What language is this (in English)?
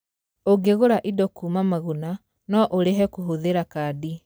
Kikuyu